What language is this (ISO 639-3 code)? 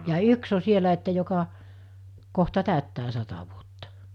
fin